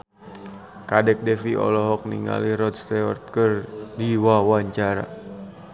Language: Sundanese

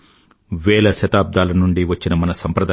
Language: Telugu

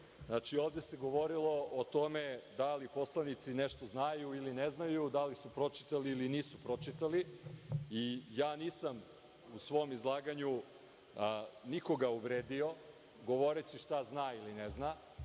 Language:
Serbian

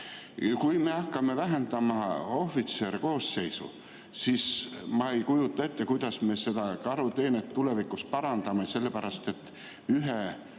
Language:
Estonian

